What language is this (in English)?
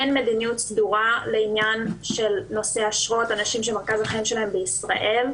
Hebrew